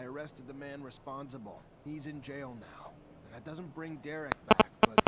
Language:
Polish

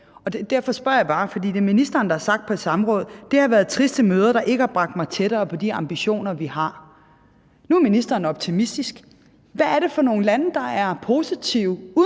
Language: Danish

